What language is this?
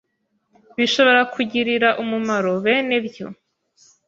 Kinyarwanda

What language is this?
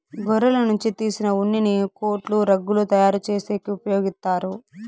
Telugu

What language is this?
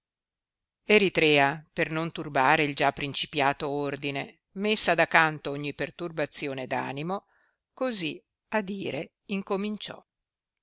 Italian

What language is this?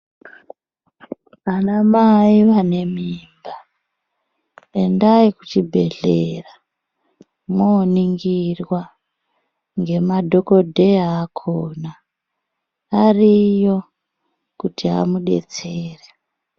Ndau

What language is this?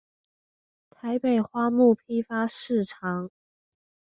Chinese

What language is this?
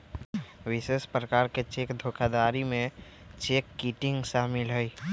Magahi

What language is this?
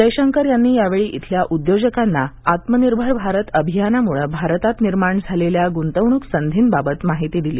Marathi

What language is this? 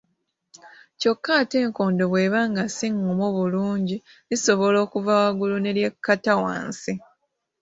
Ganda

